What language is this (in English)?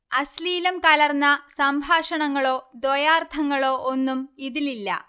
Malayalam